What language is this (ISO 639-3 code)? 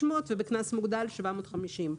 heb